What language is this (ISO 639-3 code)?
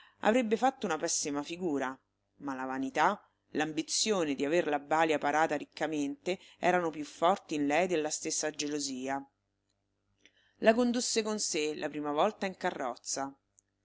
ita